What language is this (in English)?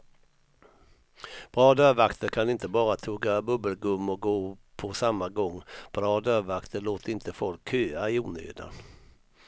Swedish